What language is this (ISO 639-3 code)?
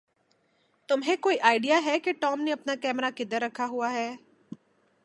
urd